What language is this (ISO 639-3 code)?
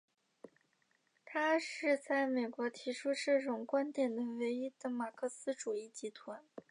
zho